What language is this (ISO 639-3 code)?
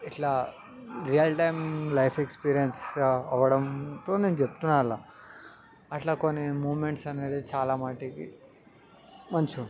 tel